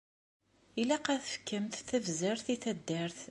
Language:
Kabyle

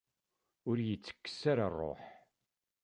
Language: Kabyle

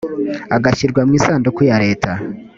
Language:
Kinyarwanda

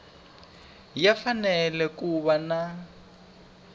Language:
Tsonga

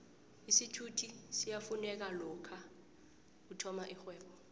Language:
South Ndebele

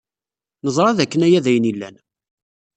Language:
Kabyle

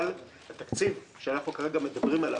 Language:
Hebrew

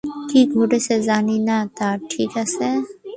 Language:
Bangla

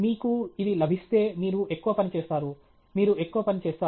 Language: Telugu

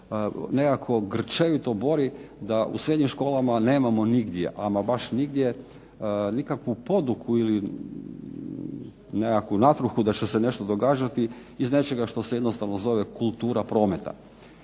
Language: Croatian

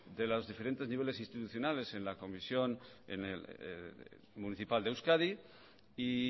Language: Spanish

